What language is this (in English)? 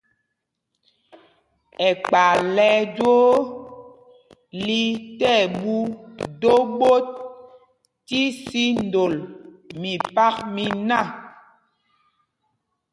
Mpumpong